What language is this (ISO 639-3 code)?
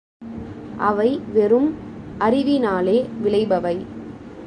tam